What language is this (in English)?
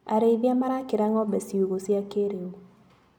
Kikuyu